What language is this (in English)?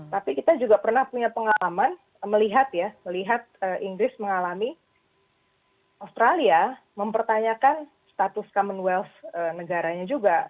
Indonesian